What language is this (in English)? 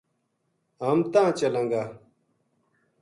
Gujari